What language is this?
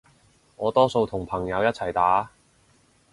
Cantonese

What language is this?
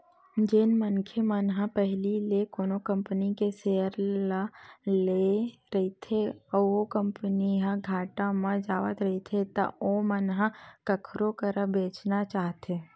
Chhattisgarhi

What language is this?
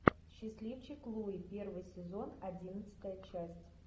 Russian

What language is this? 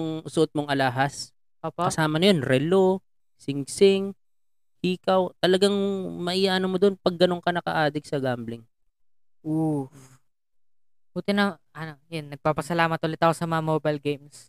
Filipino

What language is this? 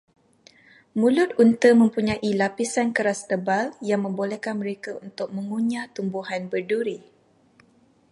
Malay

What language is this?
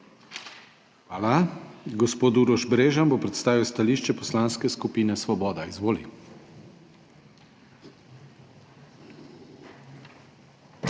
Slovenian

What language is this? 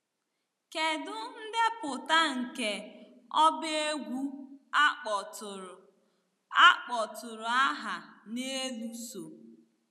Igbo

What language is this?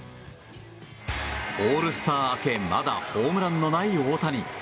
Japanese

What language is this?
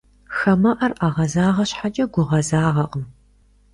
Kabardian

